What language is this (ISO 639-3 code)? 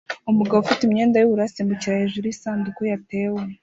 kin